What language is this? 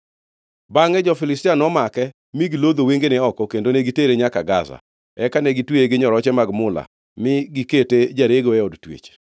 Luo (Kenya and Tanzania)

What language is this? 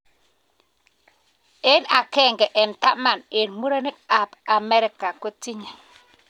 Kalenjin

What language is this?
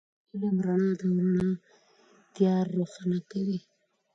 Pashto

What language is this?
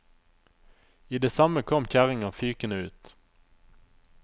Norwegian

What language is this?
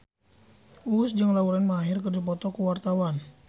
Sundanese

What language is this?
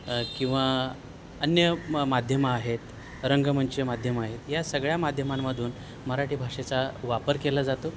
Marathi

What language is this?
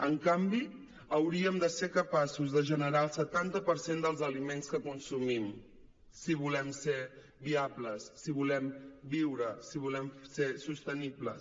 Catalan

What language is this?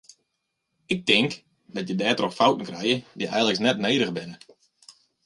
Western Frisian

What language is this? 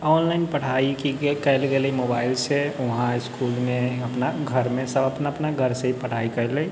Maithili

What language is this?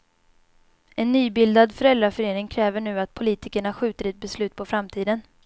Swedish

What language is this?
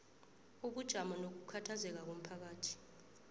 South Ndebele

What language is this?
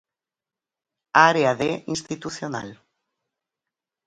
Galician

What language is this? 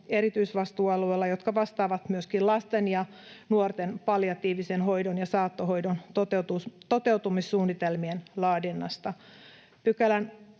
Finnish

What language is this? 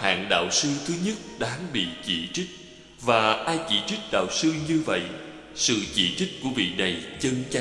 Vietnamese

